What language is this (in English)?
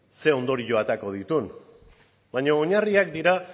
Basque